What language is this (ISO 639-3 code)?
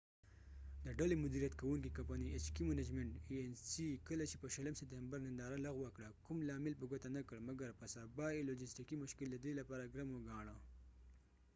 pus